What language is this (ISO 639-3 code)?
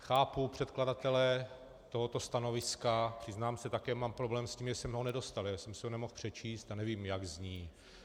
ces